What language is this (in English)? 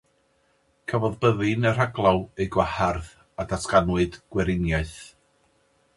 Welsh